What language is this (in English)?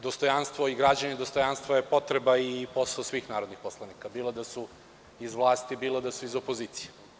Serbian